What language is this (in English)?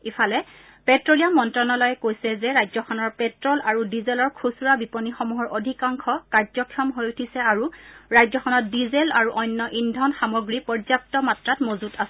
Assamese